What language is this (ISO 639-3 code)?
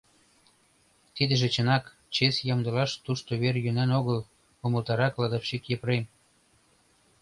chm